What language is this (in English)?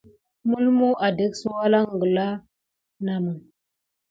Gidar